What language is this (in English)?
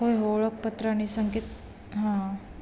Marathi